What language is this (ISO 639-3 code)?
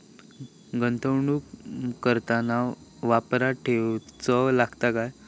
mar